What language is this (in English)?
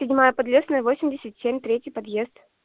Russian